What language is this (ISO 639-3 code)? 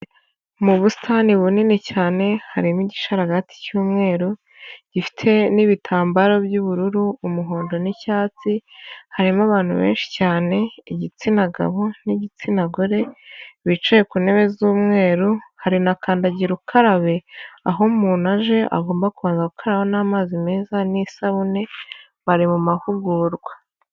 kin